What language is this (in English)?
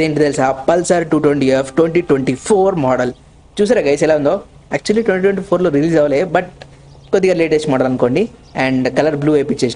Telugu